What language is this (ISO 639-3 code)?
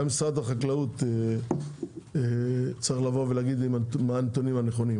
heb